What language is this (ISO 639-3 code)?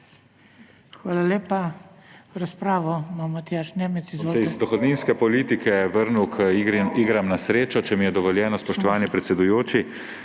slv